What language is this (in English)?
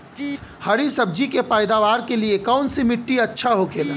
Bhojpuri